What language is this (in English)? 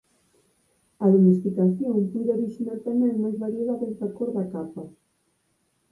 Galician